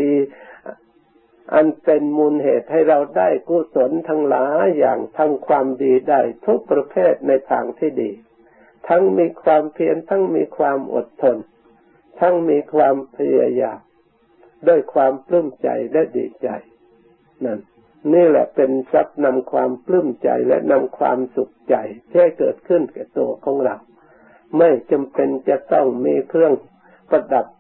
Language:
Thai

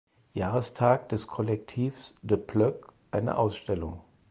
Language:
German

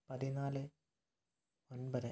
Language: Malayalam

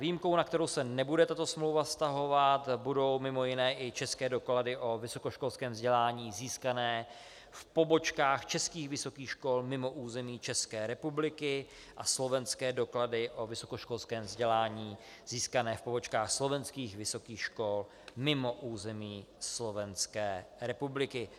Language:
Czech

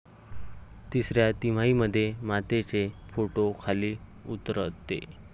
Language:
Marathi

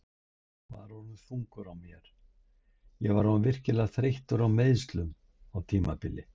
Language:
Icelandic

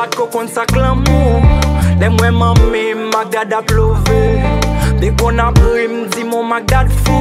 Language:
Romanian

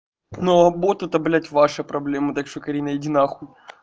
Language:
Russian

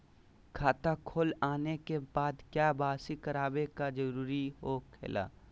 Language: Magahi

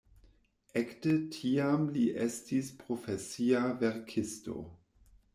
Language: Esperanto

